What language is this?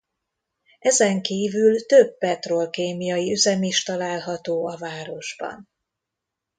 Hungarian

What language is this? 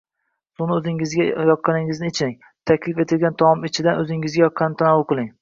Uzbek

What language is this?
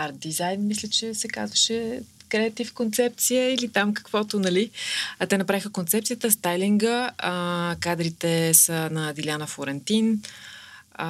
Bulgarian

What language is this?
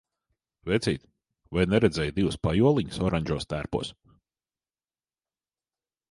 Latvian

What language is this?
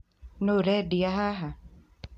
Kikuyu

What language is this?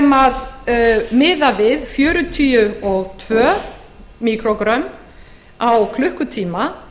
Icelandic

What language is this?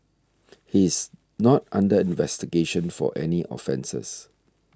English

